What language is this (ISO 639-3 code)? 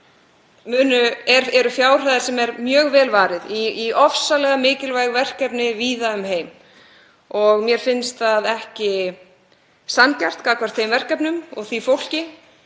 isl